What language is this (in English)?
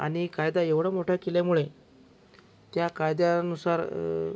Marathi